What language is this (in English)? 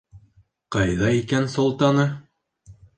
Bashkir